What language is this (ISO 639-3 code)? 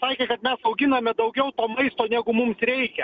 lit